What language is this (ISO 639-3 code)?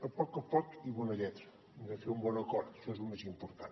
cat